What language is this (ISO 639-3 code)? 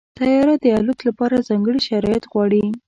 pus